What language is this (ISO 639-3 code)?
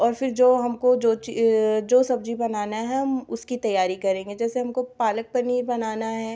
hin